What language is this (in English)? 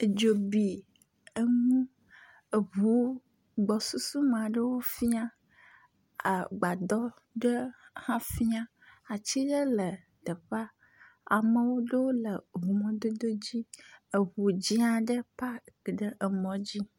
Ewe